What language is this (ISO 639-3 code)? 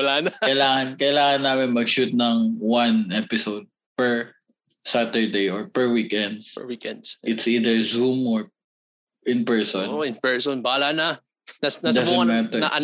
fil